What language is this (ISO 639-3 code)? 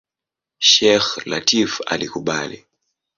swa